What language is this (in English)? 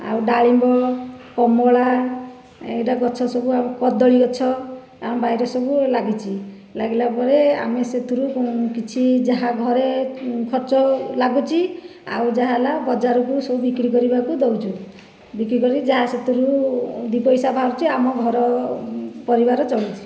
Odia